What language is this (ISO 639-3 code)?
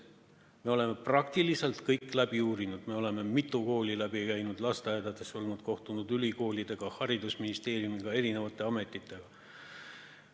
est